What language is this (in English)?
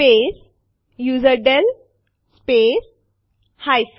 Gujarati